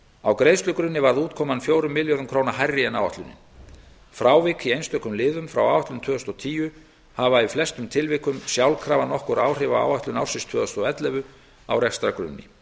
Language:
Icelandic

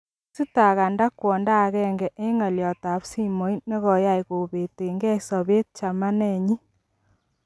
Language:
Kalenjin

